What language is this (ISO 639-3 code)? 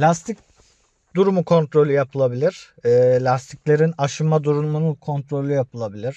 tur